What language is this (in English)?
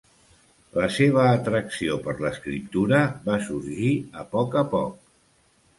Catalan